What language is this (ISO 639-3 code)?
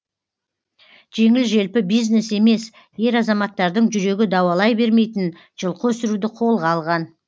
kaz